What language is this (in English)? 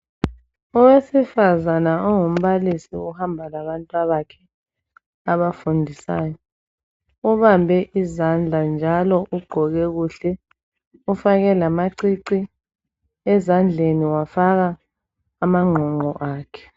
North Ndebele